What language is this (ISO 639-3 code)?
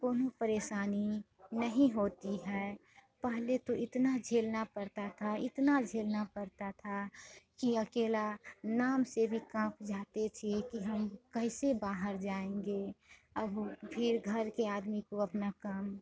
hin